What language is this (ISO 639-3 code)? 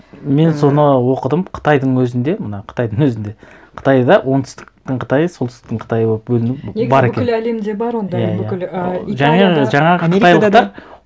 kaz